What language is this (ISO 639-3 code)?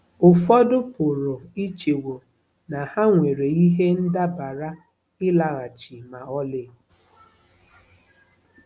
ibo